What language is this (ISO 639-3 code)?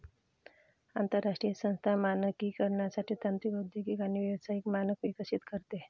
mar